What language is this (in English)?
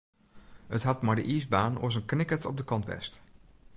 Western Frisian